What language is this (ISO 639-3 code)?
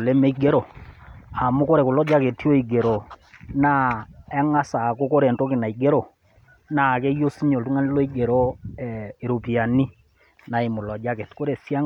mas